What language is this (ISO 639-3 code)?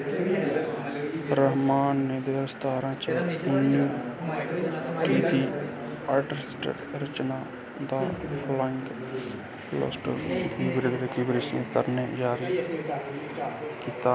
doi